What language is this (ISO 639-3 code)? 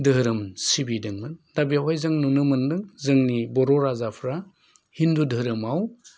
brx